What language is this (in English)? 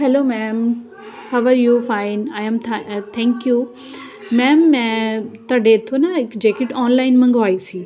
Punjabi